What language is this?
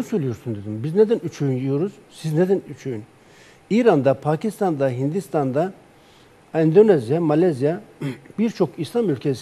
Turkish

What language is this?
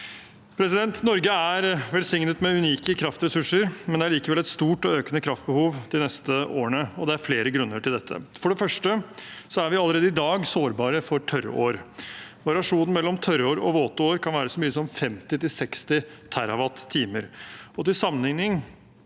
Norwegian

